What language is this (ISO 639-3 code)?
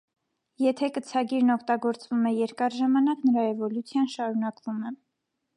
hye